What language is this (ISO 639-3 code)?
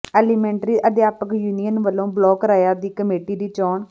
pan